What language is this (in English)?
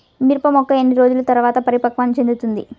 Telugu